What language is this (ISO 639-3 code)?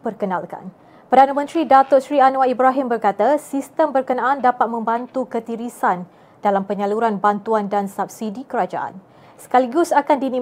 msa